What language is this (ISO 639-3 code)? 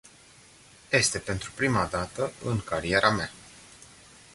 ron